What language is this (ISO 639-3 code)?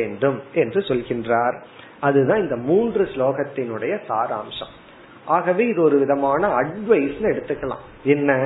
tam